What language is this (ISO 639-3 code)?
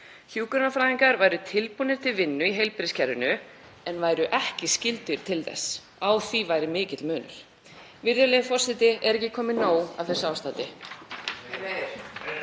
isl